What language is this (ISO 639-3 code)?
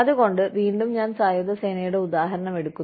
mal